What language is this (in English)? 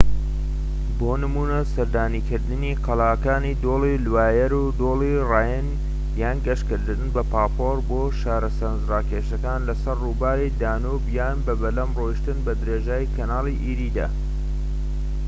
Central Kurdish